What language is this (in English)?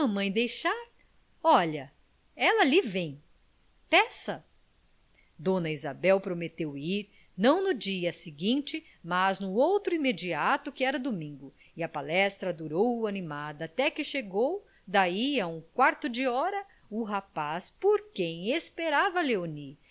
Portuguese